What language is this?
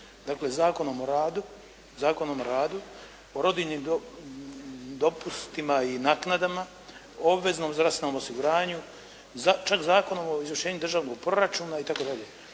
Croatian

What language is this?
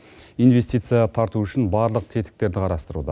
Kazakh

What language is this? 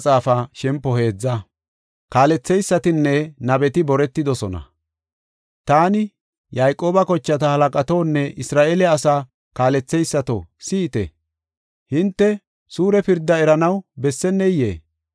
Gofa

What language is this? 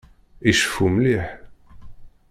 Kabyle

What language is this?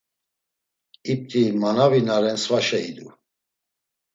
Laz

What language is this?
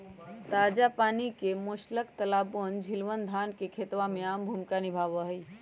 Magahi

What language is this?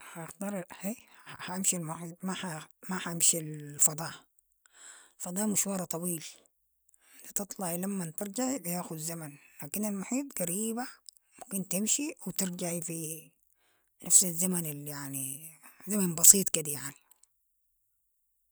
Sudanese Arabic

